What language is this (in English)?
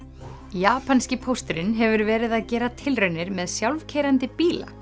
Icelandic